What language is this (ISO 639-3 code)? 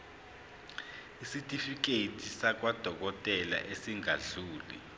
zul